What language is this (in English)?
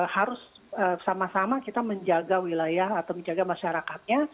Indonesian